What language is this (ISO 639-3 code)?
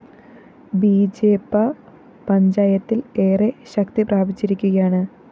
mal